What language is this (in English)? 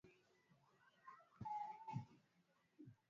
Swahili